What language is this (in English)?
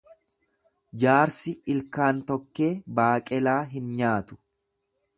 Oromo